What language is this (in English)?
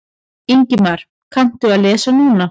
Icelandic